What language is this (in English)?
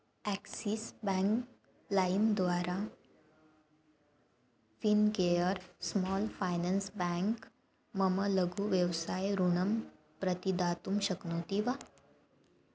Sanskrit